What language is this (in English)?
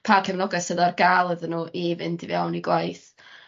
Welsh